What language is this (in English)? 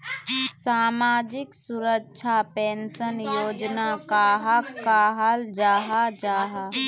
Magahi